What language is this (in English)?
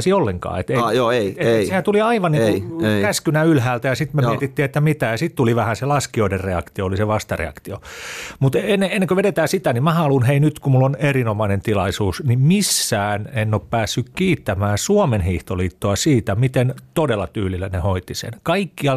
Finnish